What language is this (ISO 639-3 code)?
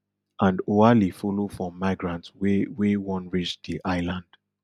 pcm